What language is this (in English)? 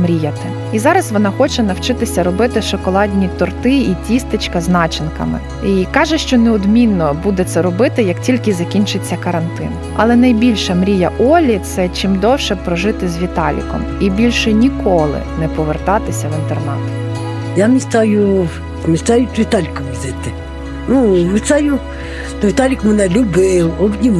Ukrainian